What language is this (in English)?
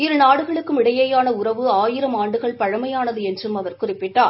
Tamil